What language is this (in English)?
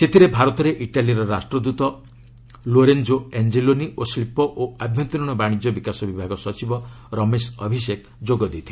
Odia